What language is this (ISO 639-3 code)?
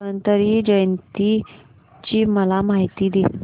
mar